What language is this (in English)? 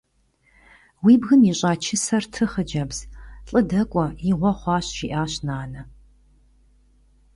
Kabardian